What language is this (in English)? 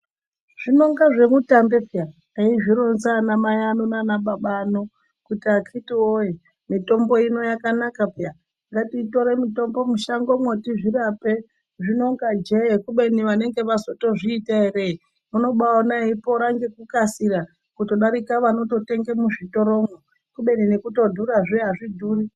Ndau